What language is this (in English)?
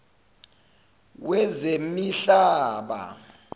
Zulu